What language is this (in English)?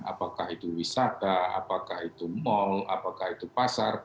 Indonesian